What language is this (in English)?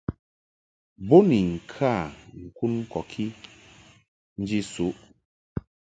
Mungaka